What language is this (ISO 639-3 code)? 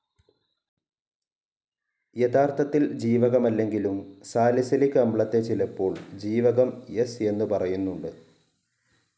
mal